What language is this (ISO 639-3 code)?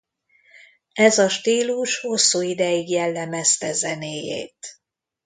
hun